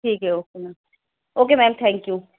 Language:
Urdu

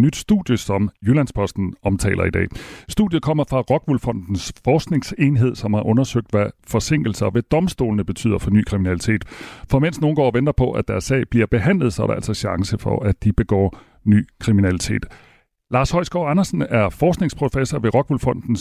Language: Danish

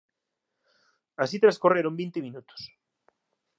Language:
Galician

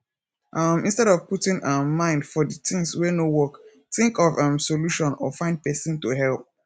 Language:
Nigerian Pidgin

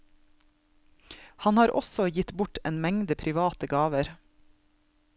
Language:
Norwegian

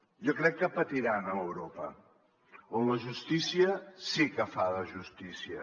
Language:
Catalan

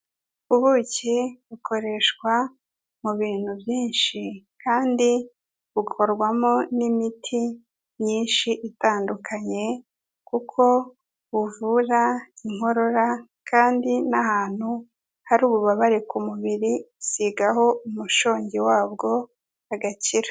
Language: Kinyarwanda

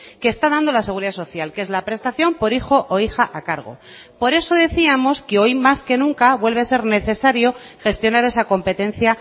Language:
Spanish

